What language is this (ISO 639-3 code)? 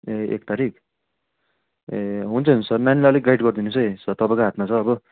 nep